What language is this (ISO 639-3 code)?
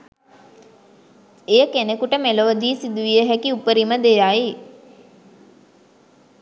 sin